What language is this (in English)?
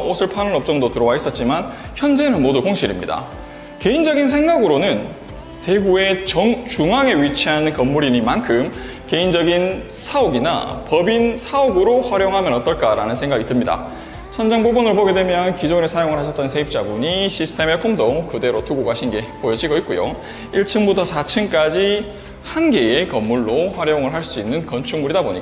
Korean